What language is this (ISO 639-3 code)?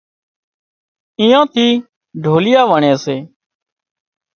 kxp